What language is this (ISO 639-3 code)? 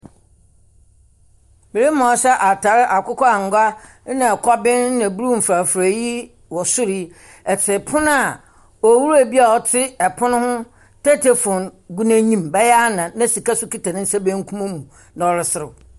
aka